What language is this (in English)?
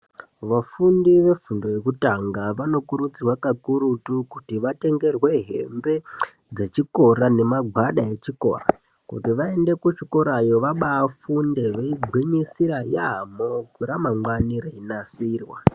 Ndau